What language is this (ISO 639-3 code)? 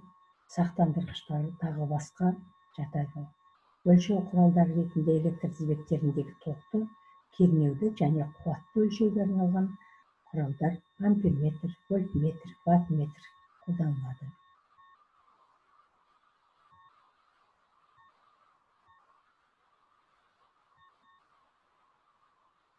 tur